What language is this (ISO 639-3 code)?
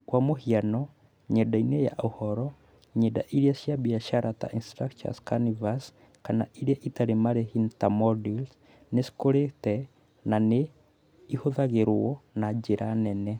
kik